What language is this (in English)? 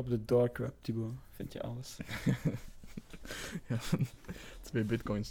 Dutch